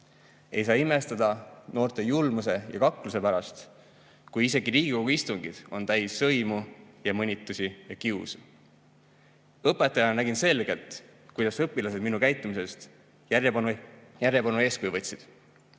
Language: Estonian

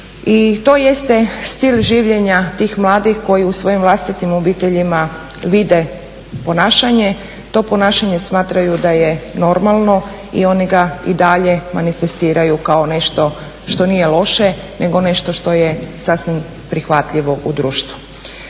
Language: Croatian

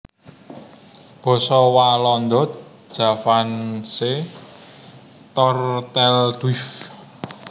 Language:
Javanese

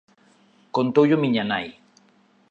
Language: Galician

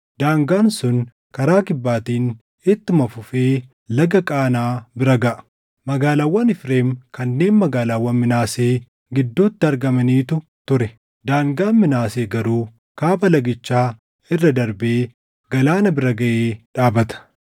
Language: Oromo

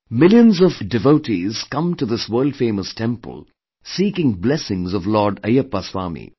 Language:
English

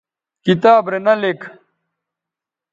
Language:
Bateri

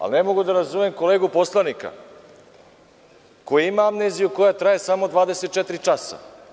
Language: Serbian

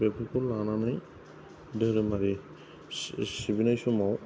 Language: Bodo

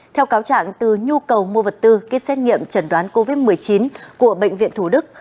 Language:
Vietnamese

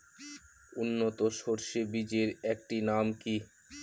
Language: Bangla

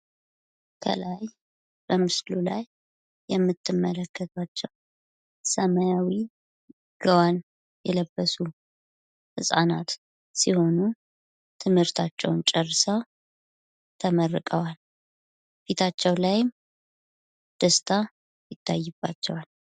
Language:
Amharic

